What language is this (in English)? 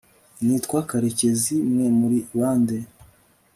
Kinyarwanda